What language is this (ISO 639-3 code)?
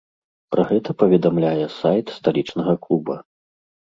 bel